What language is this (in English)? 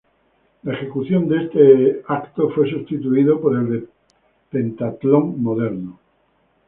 Spanish